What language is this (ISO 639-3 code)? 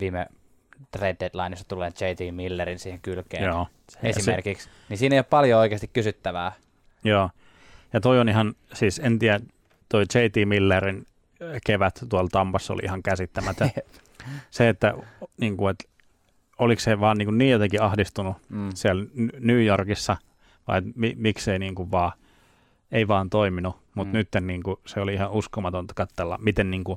fin